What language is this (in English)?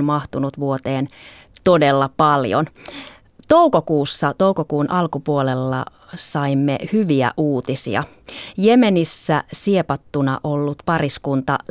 Finnish